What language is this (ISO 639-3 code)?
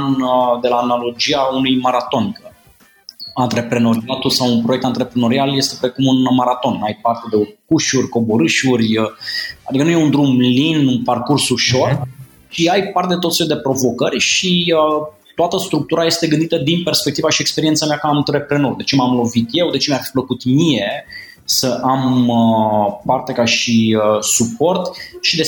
ron